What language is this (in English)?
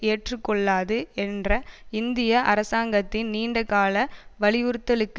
Tamil